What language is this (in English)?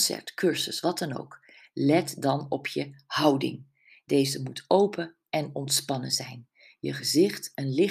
Dutch